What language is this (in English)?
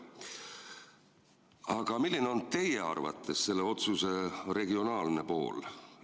Estonian